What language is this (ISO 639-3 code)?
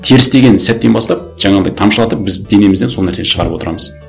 kaz